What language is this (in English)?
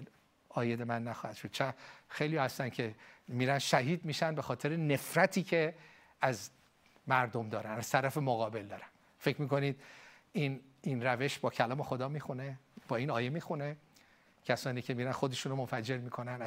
Persian